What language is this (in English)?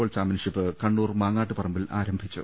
Malayalam